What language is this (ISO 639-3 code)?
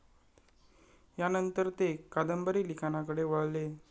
mar